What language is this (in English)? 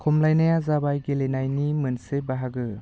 Bodo